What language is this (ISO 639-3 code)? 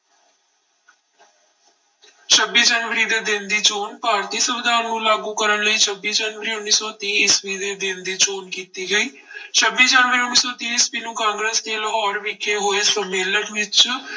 pan